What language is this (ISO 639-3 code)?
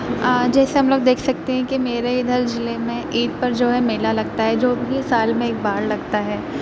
urd